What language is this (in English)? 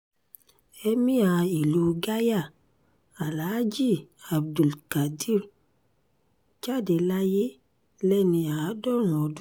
Yoruba